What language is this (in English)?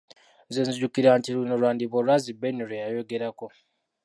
Ganda